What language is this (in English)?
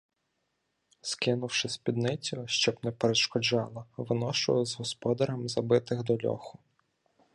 Ukrainian